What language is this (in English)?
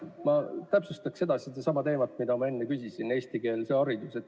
Estonian